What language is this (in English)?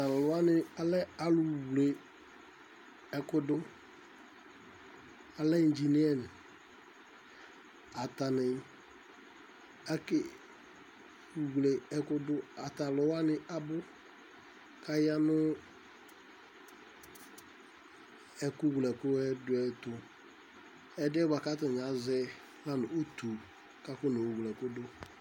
Ikposo